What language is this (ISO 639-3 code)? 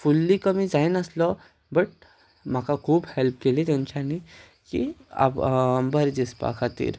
kok